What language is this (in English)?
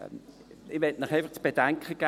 Swiss German